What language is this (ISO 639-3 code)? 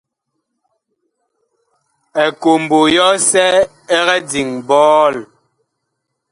bkh